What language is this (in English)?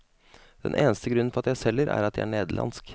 Norwegian